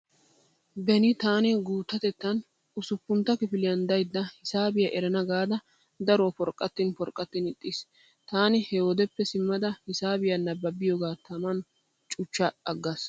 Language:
Wolaytta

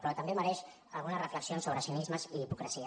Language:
Catalan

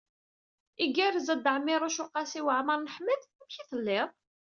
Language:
Kabyle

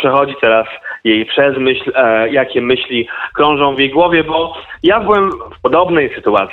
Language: Polish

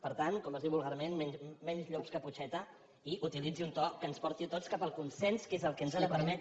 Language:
Catalan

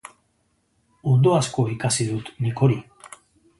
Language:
Basque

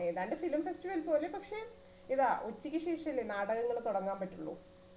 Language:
Malayalam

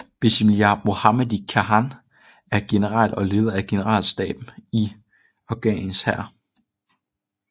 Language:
Danish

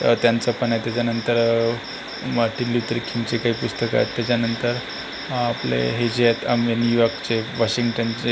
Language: Marathi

